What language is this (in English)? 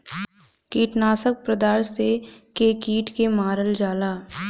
Bhojpuri